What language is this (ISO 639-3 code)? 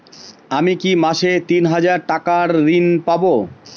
ben